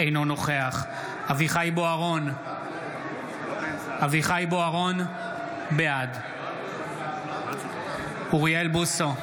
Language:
Hebrew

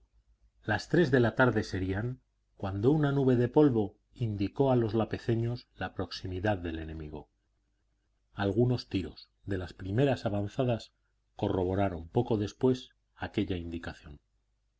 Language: Spanish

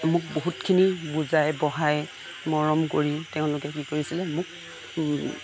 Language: Assamese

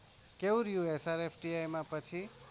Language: Gujarati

